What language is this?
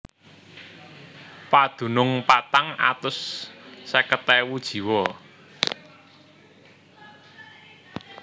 Javanese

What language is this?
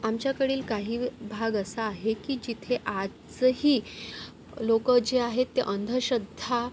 Marathi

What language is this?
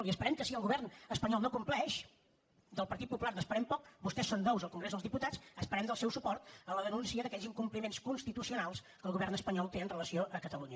Catalan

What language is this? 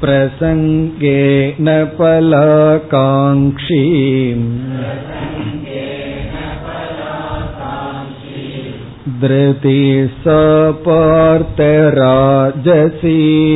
Tamil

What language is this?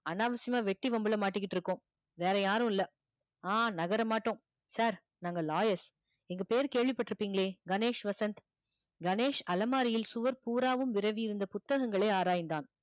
Tamil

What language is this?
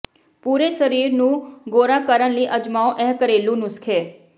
Punjabi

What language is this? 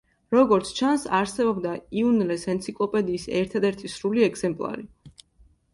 Georgian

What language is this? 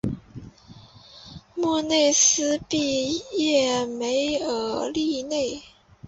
Chinese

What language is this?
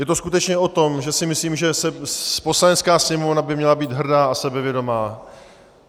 Czech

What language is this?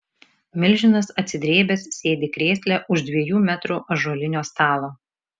Lithuanian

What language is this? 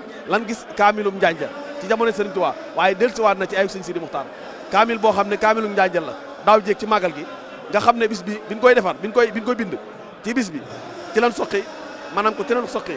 French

